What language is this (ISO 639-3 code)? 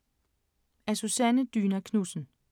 dan